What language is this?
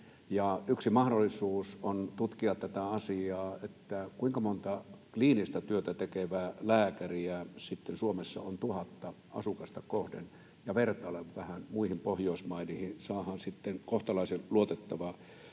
Finnish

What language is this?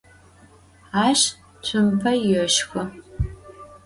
Adyghe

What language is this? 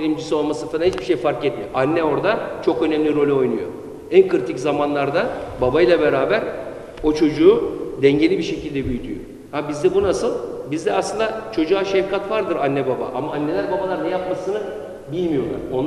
Turkish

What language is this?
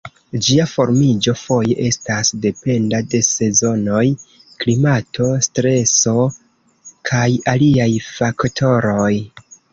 Esperanto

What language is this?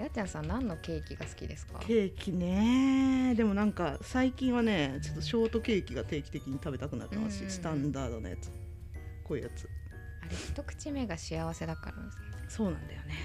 Japanese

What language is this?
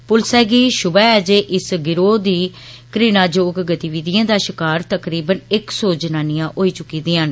Dogri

